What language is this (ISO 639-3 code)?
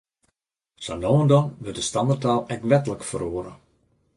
fry